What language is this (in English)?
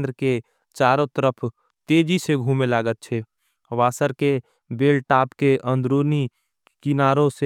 Angika